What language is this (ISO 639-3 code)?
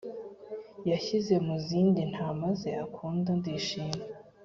kin